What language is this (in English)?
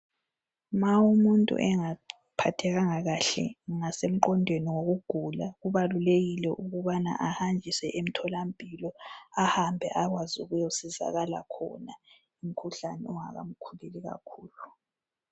North Ndebele